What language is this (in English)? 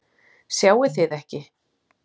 Icelandic